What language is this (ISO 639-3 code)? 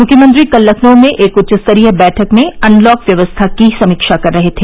hin